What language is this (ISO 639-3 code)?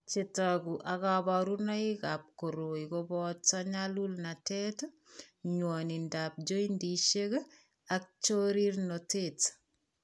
kln